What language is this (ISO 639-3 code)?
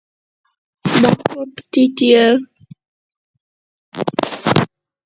eng